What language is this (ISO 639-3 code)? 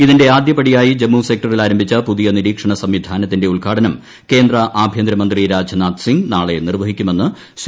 mal